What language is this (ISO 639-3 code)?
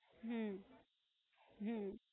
guj